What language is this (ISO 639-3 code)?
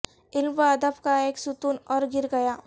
urd